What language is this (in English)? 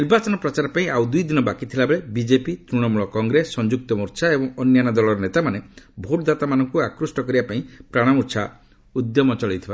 Odia